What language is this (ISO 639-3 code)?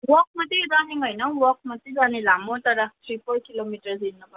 nep